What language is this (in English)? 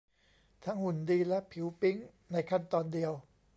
Thai